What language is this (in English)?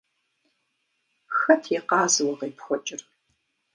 Kabardian